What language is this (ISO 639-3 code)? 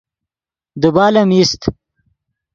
ydg